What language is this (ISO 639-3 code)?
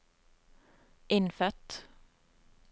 nor